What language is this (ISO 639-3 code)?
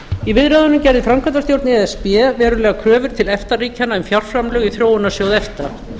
isl